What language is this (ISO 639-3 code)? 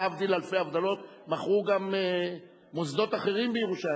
heb